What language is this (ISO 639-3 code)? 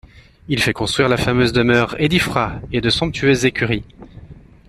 fra